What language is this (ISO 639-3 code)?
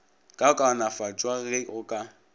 nso